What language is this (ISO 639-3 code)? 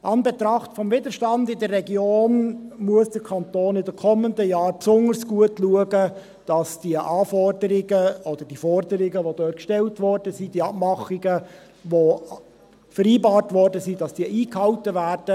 gsw